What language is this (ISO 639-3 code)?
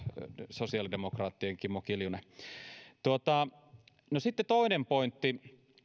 fin